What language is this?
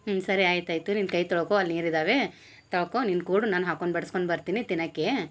Kannada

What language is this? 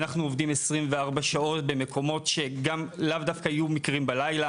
Hebrew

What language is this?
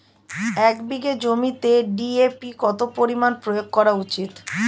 Bangla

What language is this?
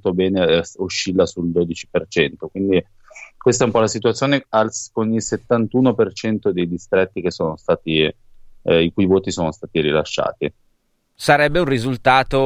Italian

